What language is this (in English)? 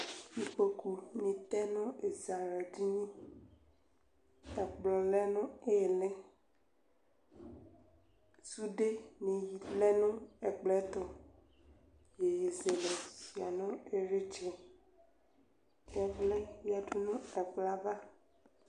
Ikposo